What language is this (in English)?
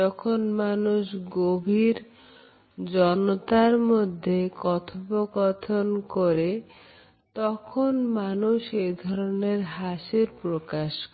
Bangla